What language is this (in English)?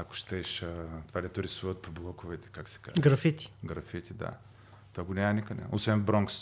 Bulgarian